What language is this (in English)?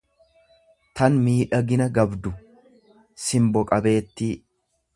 Oromo